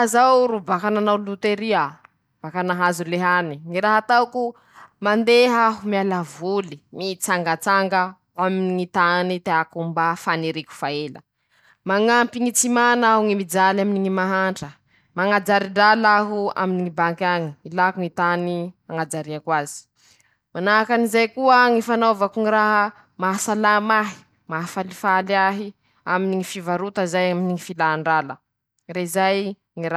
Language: Masikoro Malagasy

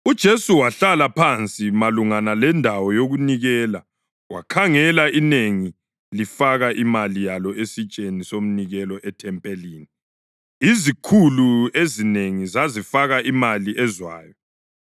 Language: North Ndebele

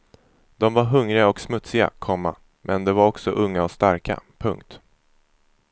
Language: Swedish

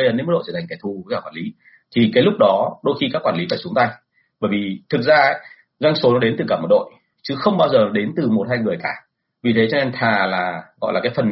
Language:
Vietnamese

